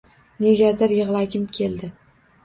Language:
Uzbek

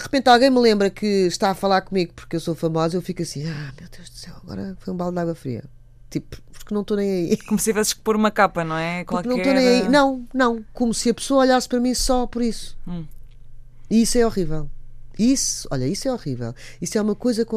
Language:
Portuguese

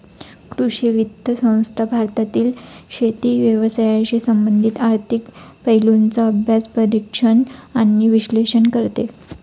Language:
Marathi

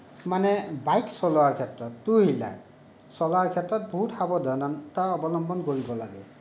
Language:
Assamese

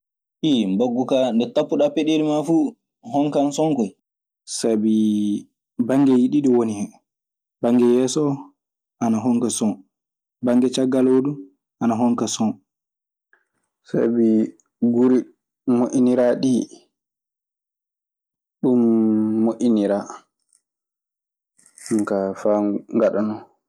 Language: Maasina Fulfulde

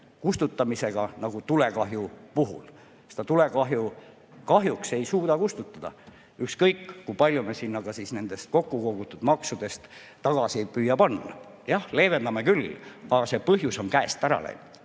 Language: Estonian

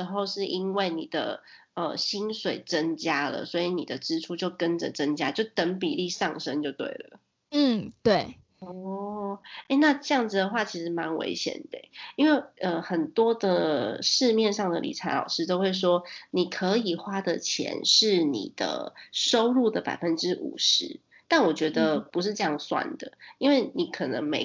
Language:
Chinese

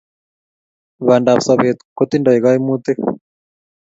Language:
Kalenjin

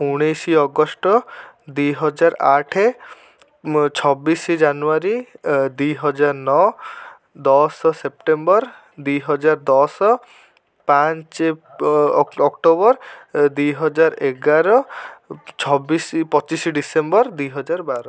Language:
Odia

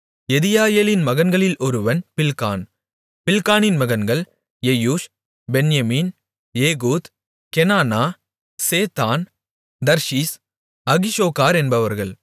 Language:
Tamil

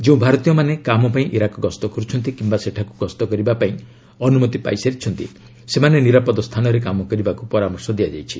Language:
Odia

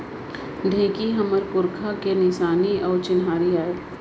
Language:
Chhattisgarhi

